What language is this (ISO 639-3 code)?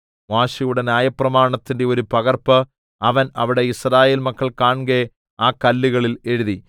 mal